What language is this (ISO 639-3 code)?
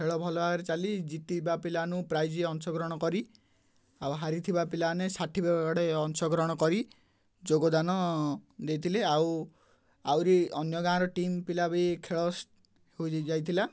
ori